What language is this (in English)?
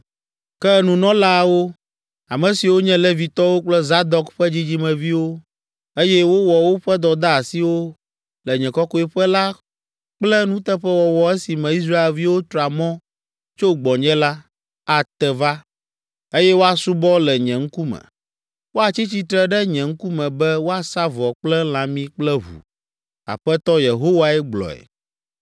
Ewe